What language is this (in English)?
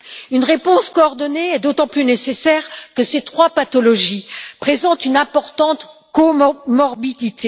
French